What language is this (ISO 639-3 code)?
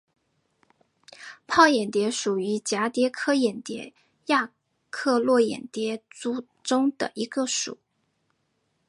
zho